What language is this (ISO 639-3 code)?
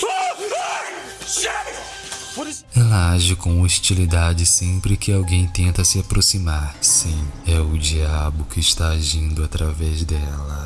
por